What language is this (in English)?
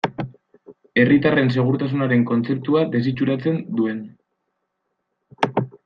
Basque